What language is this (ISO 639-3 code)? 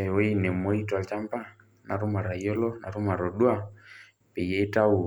mas